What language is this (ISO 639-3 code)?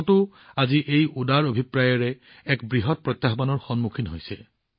asm